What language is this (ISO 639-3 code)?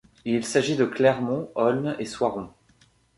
fra